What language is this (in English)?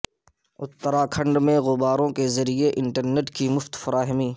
Urdu